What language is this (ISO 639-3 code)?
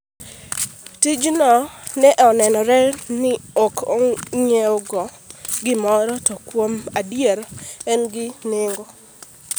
luo